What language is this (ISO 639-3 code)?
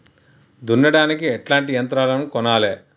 tel